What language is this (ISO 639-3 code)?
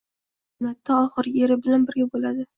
uzb